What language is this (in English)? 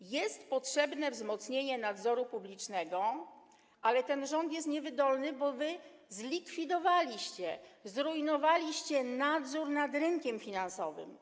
Polish